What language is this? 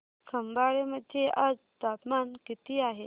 Marathi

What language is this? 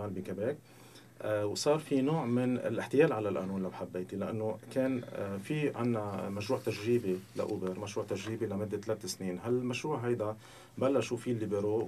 Arabic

